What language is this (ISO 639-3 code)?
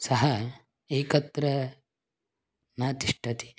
san